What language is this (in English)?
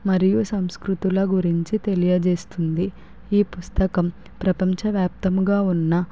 Telugu